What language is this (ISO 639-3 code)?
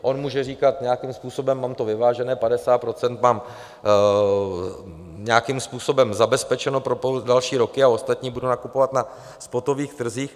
ces